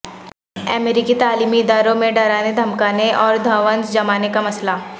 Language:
Urdu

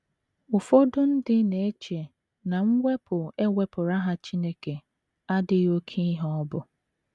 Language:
Igbo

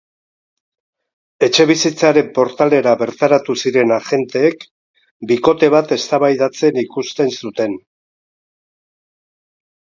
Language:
Basque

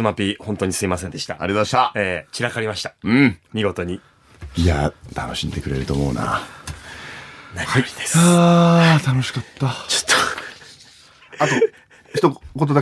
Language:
Japanese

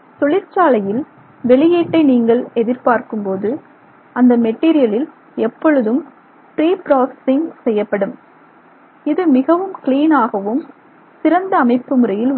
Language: Tamil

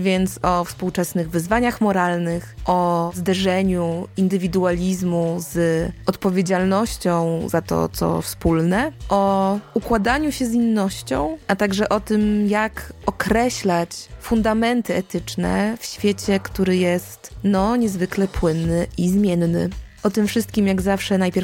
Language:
Polish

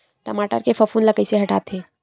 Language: Chhattisgarhi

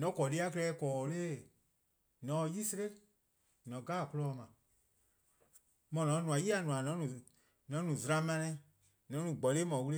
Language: Eastern Krahn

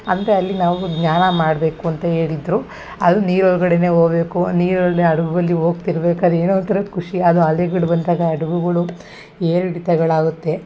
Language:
Kannada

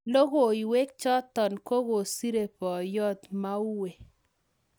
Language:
Kalenjin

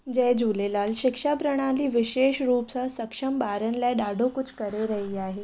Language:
Sindhi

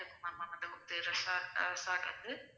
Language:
Tamil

